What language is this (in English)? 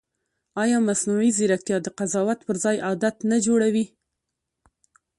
Pashto